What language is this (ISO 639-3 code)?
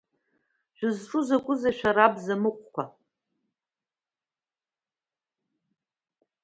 abk